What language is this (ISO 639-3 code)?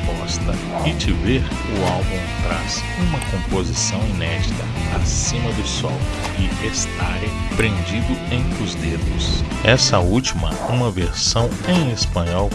por